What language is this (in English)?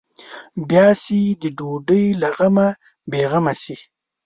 Pashto